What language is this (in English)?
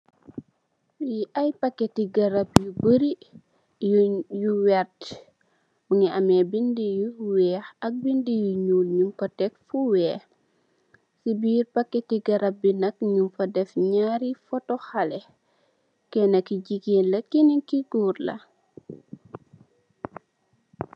Wolof